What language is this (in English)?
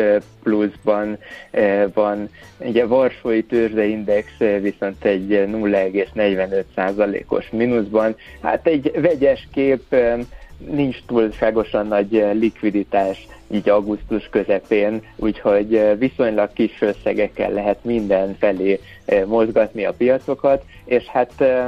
Hungarian